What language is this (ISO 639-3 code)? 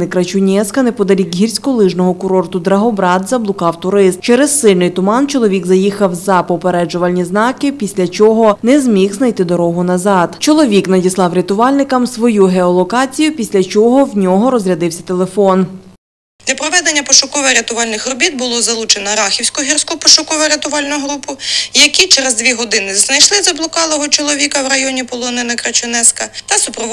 ukr